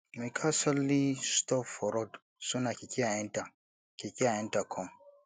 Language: Nigerian Pidgin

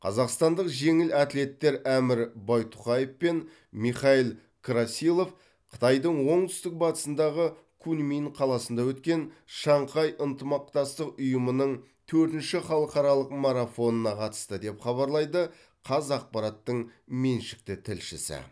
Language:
Kazakh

